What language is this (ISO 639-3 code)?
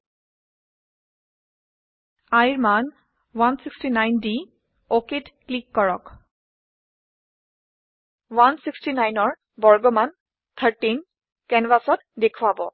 asm